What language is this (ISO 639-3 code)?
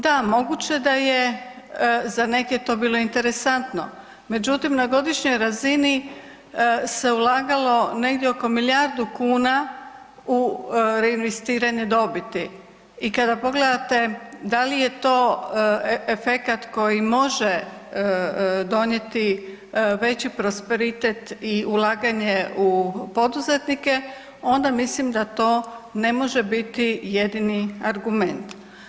hrv